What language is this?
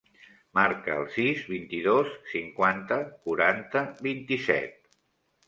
Catalan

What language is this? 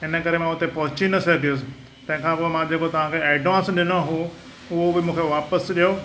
Sindhi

